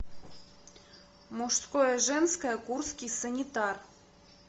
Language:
Russian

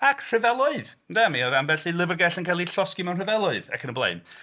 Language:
Welsh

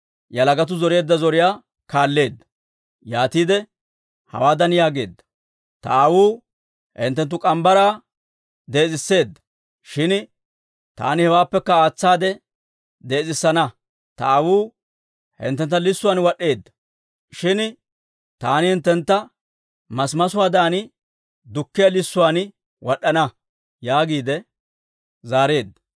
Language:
Dawro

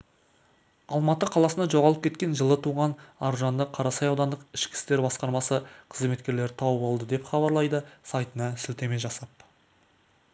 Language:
Kazakh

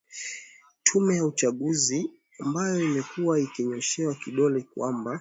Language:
Swahili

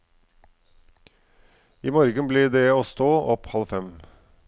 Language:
Norwegian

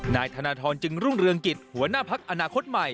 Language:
Thai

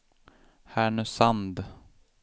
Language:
Swedish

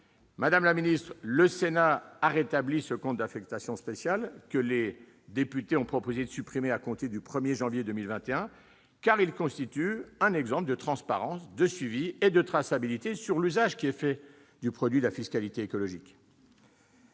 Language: French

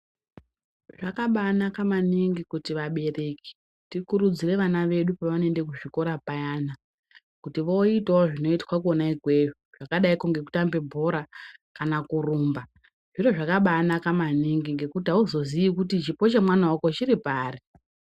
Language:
Ndau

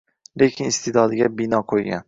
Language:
Uzbek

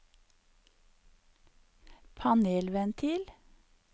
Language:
Norwegian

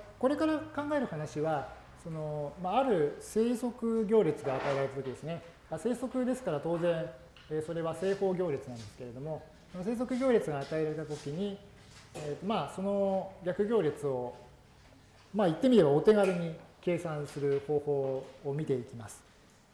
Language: Japanese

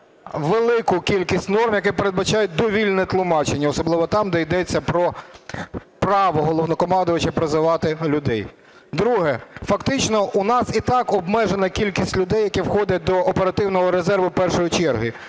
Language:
Ukrainian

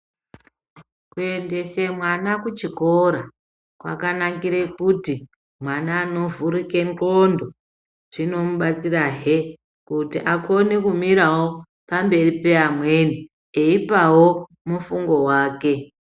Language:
Ndau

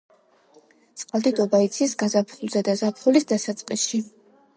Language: Georgian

